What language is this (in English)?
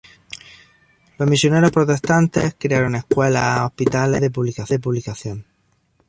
Spanish